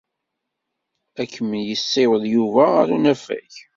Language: Kabyle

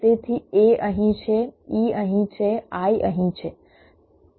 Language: Gujarati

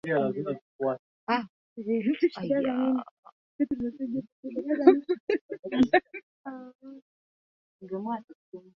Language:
Swahili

